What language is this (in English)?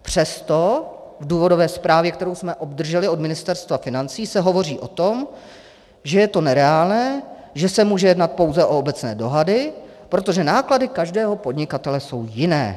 Czech